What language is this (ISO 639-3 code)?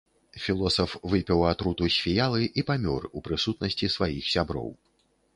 bel